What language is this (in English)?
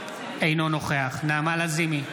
Hebrew